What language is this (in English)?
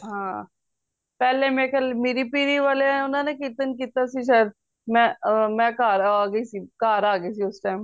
Punjabi